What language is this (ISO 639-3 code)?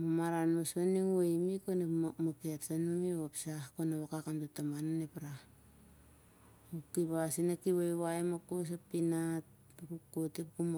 sjr